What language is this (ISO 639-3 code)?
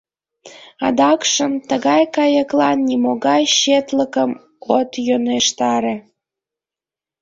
chm